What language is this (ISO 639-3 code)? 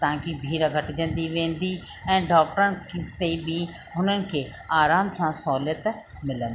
snd